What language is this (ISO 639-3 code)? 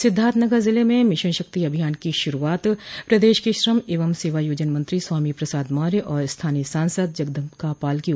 hin